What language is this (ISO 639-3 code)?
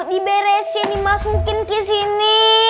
ind